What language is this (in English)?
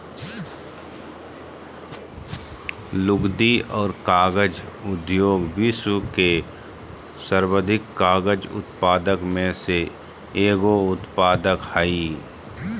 Magahi